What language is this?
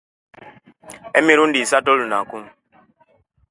Kenyi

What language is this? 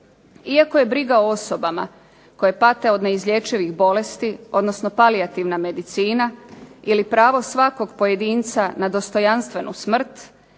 Croatian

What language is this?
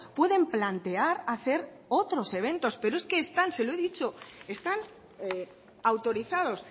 Spanish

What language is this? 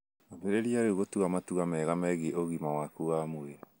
Kikuyu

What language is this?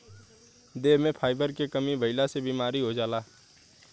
Bhojpuri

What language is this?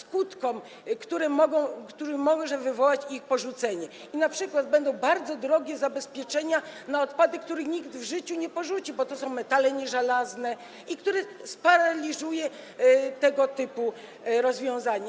Polish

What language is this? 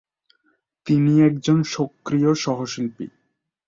Bangla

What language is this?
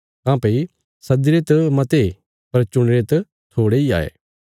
Bilaspuri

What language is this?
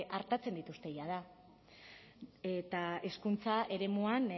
Basque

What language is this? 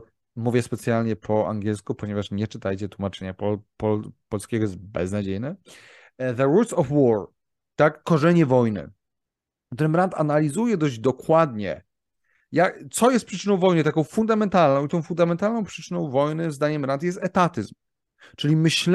Polish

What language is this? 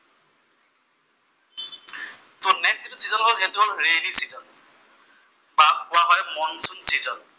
Assamese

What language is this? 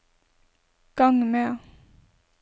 Norwegian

